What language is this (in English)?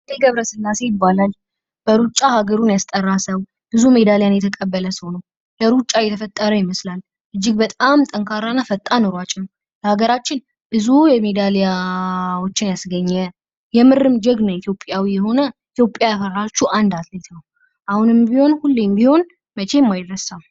Amharic